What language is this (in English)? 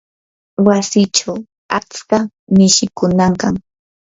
Yanahuanca Pasco Quechua